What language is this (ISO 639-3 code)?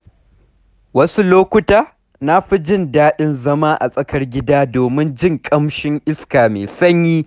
hau